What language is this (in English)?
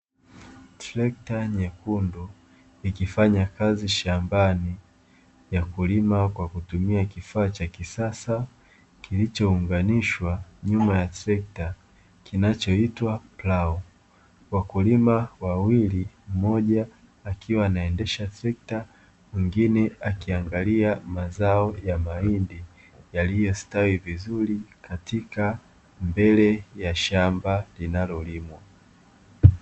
Swahili